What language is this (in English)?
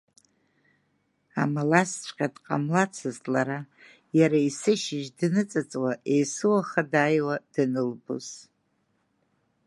Abkhazian